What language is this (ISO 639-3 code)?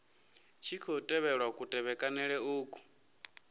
ven